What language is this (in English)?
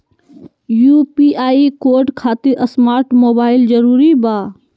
Magahi